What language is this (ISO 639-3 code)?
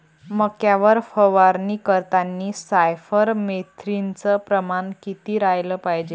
mar